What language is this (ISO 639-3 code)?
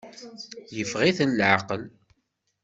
kab